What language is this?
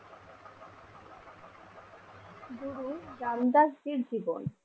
Bangla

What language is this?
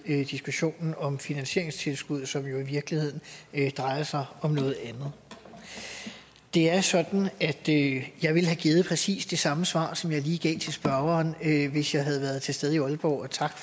Danish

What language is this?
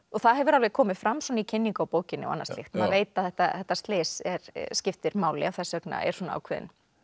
Icelandic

